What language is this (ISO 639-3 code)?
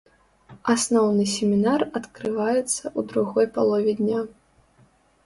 bel